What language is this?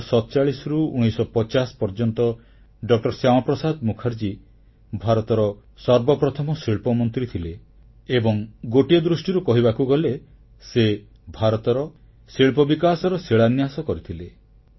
Odia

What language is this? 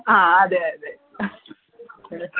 Malayalam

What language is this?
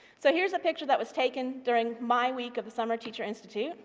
English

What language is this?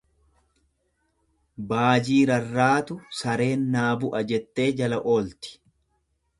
Oromo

